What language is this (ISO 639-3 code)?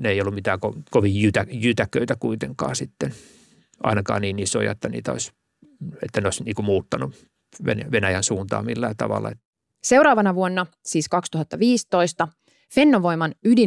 fin